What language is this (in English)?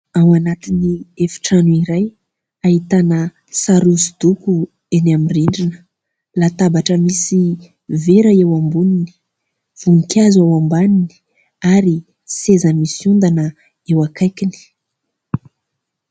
Malagasy